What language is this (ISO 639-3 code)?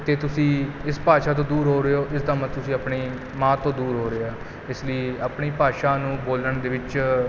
pan